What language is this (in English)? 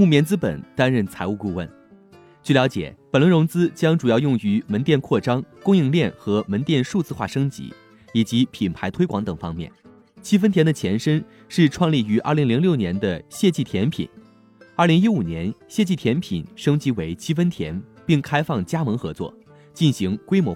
Chinese